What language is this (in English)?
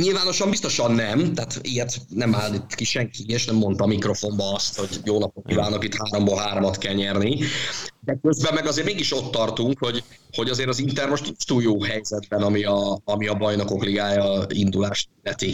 Hungarian